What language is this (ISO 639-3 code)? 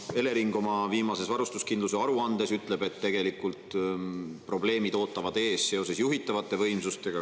est